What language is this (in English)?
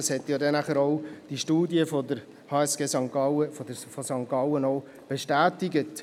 Swiss German